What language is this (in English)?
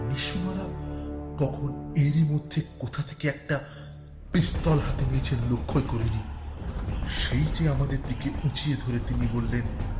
Bangla